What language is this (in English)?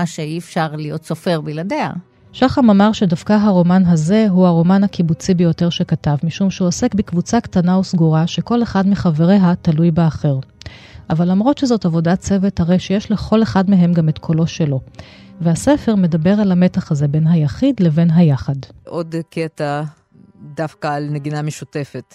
Hebrew